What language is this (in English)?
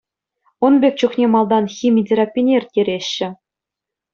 Chuvash